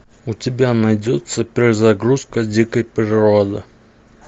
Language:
Russian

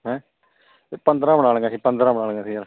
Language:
Punjabi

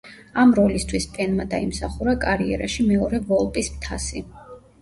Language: Georgian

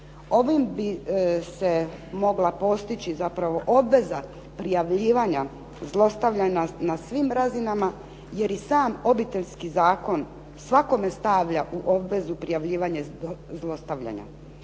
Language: Croatian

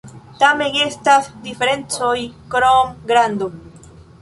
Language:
Esperanto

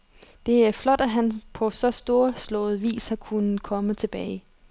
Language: Danish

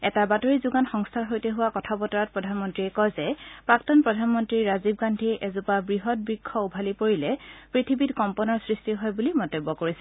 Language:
Assamese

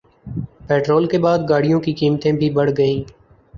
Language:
Urdu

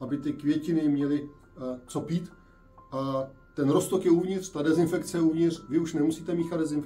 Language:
Czech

